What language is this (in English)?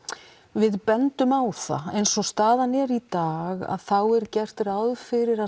Icelandic